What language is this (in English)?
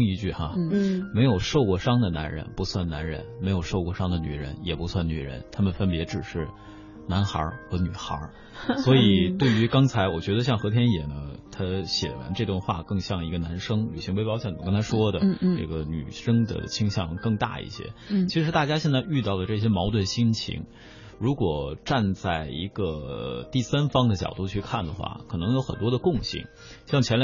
Chinese